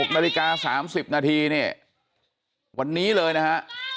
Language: Thai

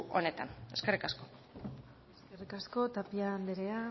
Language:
Basque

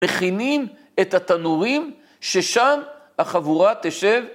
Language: Hebrew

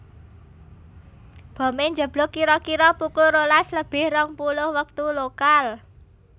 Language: Javanese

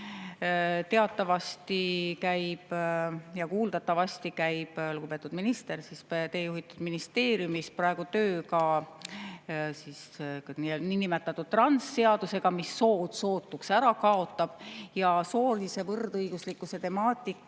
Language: Estonian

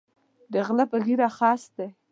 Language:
Pashto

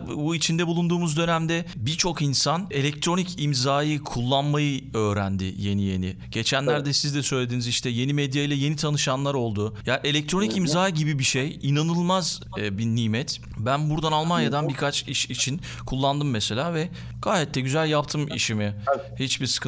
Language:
Turkish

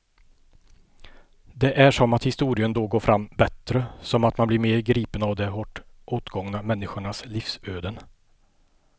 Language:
Swedish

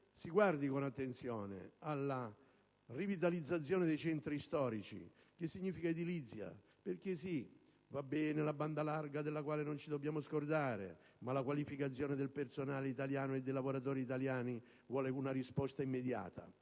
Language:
Italian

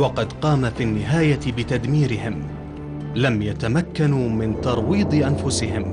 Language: Arabic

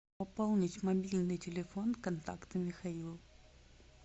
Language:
Russian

